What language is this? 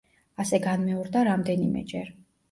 Georgian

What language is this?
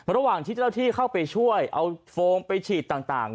Thai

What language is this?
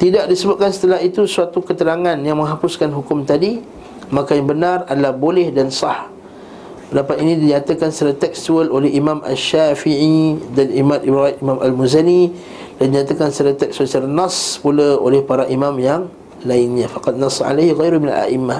Malay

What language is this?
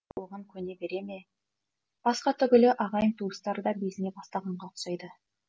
Kazakh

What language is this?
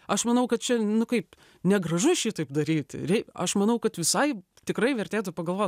Lithuanian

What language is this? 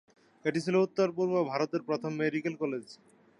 Bangla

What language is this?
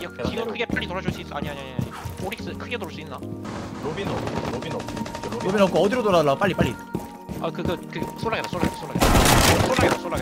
Korean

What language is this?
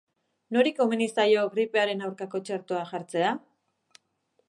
Basque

